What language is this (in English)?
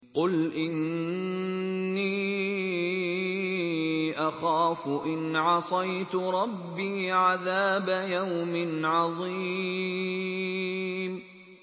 Arabic